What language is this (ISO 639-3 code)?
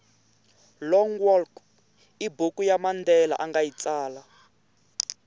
tso